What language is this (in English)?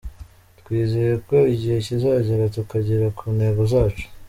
Kinyarwanda